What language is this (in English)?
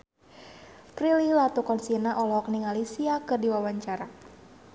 Sundanese